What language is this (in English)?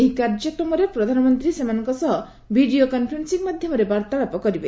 Odia